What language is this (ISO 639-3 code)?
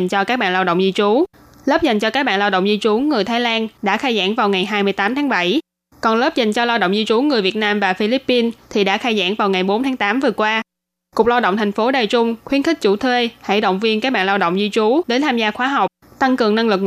vie